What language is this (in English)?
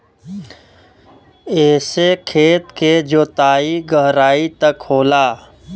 Bhojpuri